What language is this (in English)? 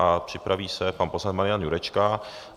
Czech